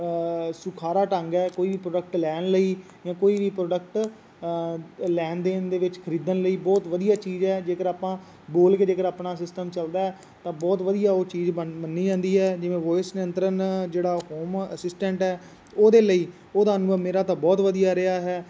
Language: Punjabi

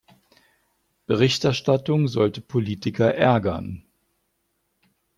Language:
German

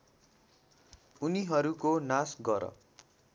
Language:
Nepali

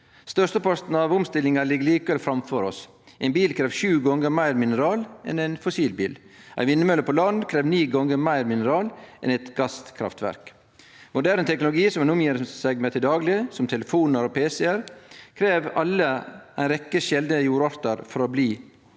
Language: Norwegian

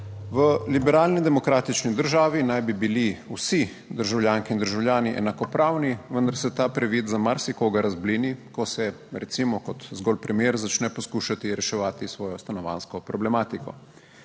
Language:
Slovenian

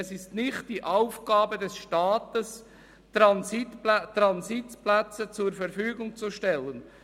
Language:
Swiss German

